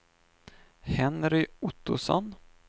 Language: Swedish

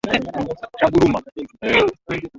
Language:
Swahili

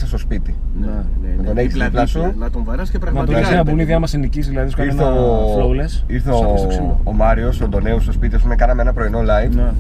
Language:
Greek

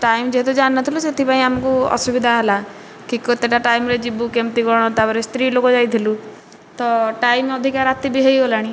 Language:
Odia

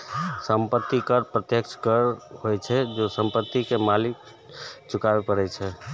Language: Maithili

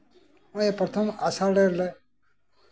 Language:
Santali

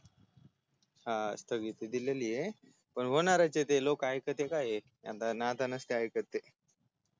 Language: Marathi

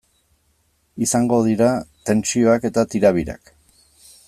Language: Basque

